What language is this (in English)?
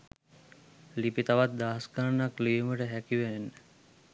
Sinhala